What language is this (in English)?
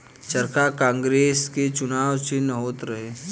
Bhojpuri